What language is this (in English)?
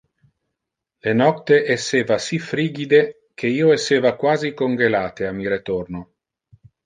Interlingua